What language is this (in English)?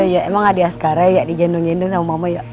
Indonesian